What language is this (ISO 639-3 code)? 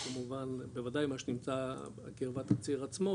heb